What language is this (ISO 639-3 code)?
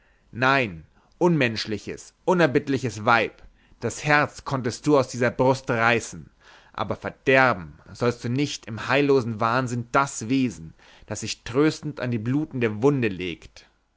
deu